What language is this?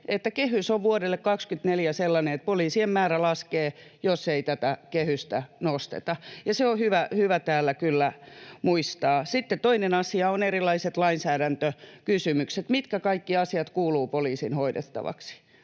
Finnish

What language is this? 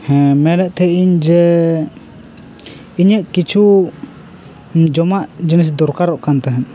Santali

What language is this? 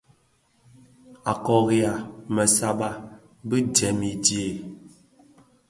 Bafia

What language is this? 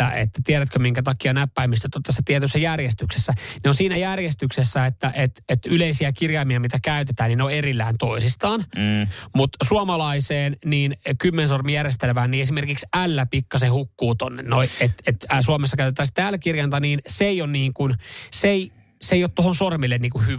Finnish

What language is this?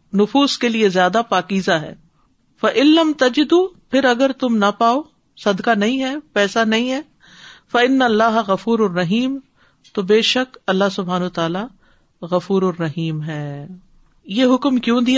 Urdu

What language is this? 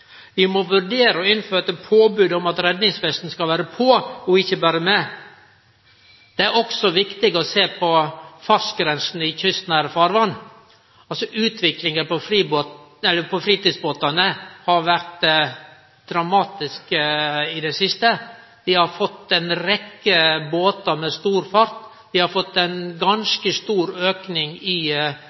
Norwegian Nynorsk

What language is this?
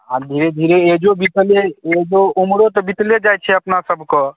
Maithili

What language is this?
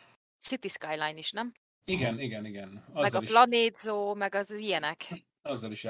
Hungarian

